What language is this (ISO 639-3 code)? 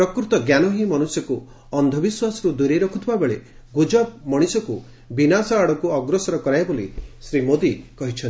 ori